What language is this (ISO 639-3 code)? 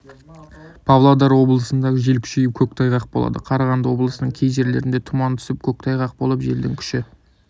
kaz